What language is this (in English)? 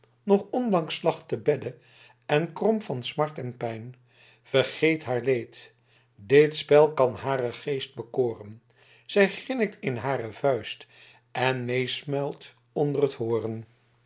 Dutch